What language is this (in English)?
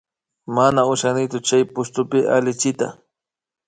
Imbabura Highland Quichua